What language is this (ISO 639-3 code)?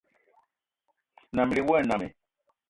eto